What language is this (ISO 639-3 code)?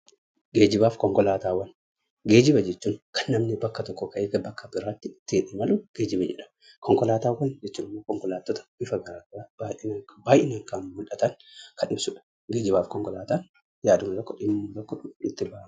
orm